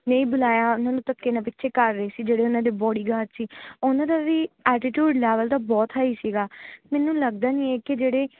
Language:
Punjabi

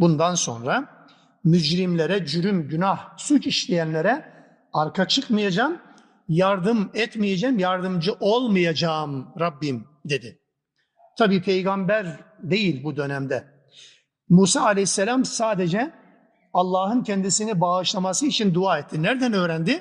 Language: Turkish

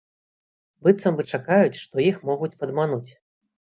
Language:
Belarusian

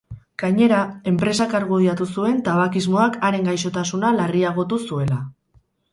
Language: Basque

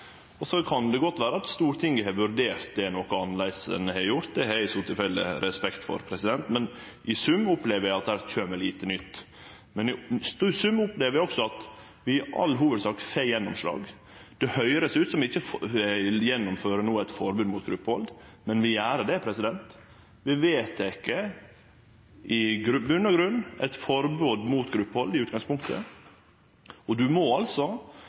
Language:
Norwegian Nynorsk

